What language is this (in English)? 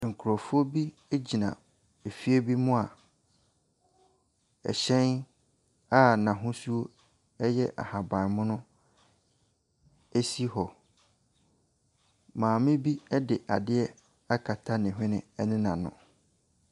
Akan